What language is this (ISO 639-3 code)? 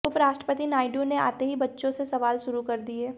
hin